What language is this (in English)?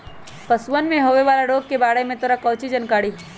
Magahi